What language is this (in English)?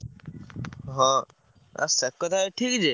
Odia